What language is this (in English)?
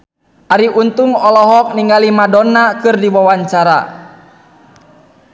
Sundanese